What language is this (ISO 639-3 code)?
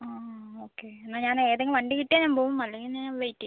mal